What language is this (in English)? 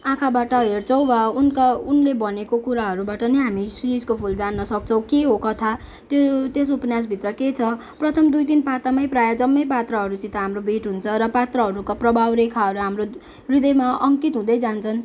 Nepali